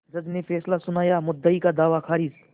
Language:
Hindi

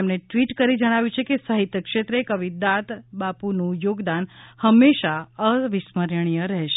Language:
Gujarati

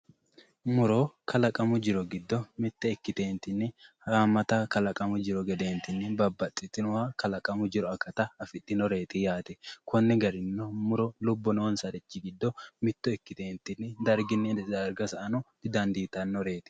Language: Sidamo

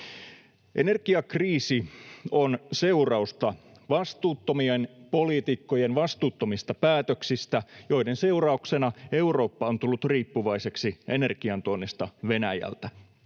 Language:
Finnish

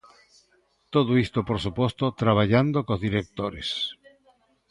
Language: Galician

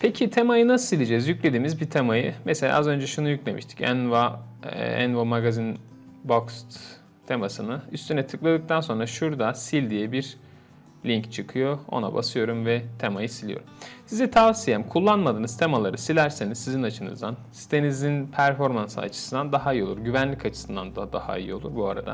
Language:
Turkish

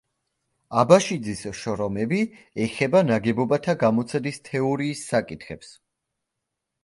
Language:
Georgian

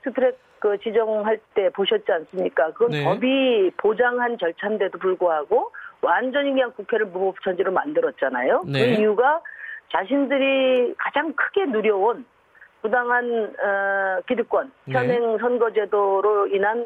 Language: Korean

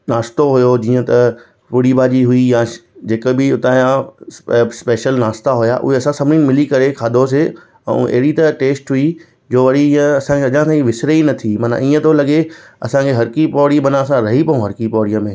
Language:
Sindhi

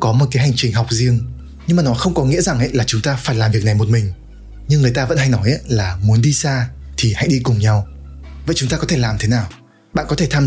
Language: Vietnamese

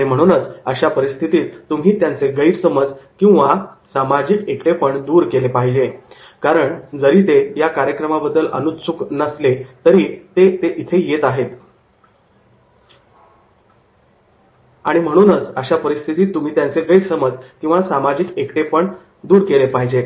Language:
Marathi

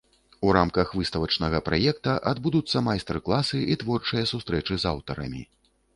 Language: Belarusian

